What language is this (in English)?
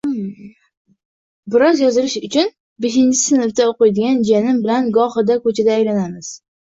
Uzbek